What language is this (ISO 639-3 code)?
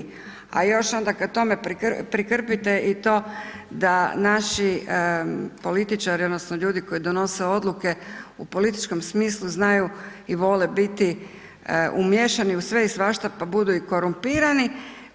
hrv